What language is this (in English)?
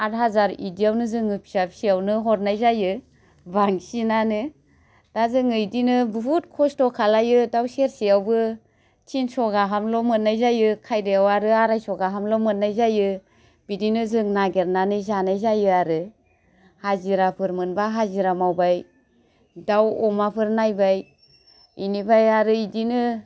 Bodo